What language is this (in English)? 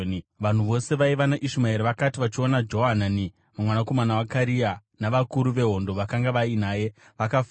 Shona